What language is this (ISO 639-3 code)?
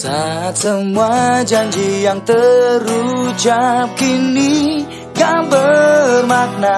ind